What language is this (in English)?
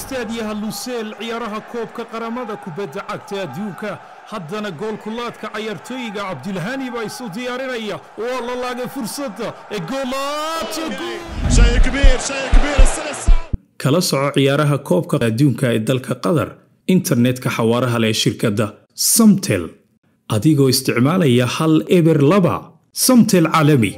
Arabic